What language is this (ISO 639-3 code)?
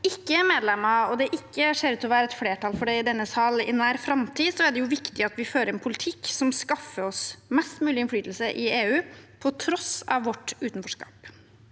nor